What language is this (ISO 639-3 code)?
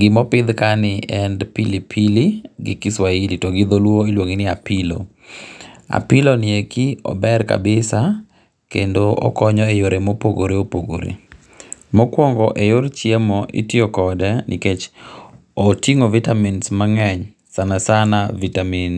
luo